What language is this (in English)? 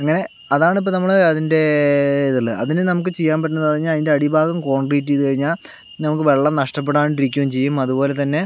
Malayalam